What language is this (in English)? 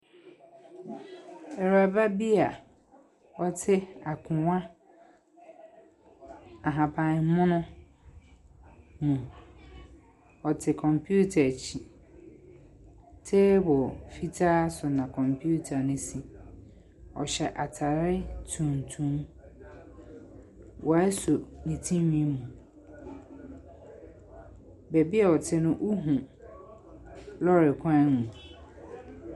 Akan